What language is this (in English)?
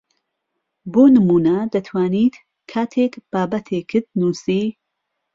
Central Kurdish